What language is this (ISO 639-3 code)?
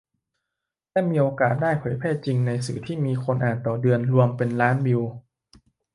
tha